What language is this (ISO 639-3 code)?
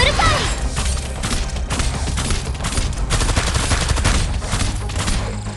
jpn